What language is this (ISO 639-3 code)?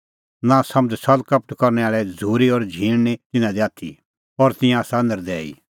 kfx